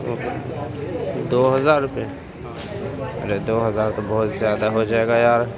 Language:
Urdu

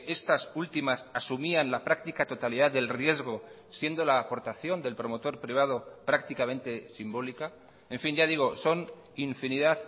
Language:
Spanish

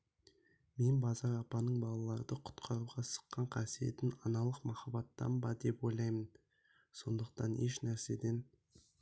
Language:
Kazakh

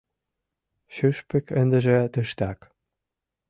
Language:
Mari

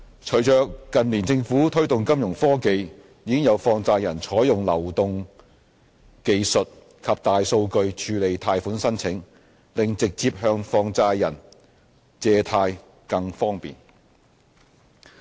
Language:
Cantonese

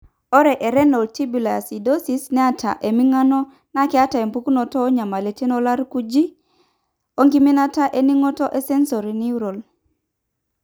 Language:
Masai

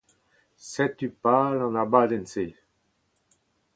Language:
Breton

